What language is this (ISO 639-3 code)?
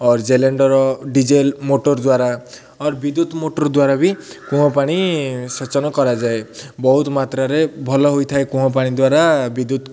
ori